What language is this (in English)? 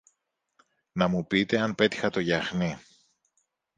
Greek